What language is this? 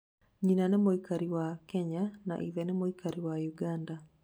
Kikuyu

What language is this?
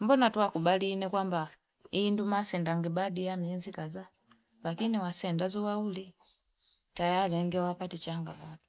Fipa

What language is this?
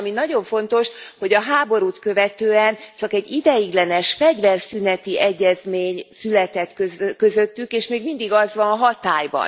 Hungarian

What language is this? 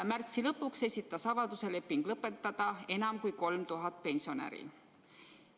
Estonian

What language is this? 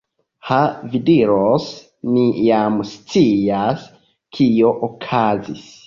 Esperanto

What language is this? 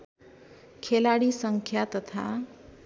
Nepali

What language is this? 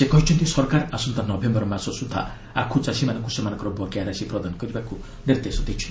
Odia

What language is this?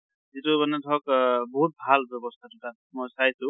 Assamese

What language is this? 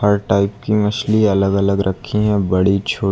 Hindi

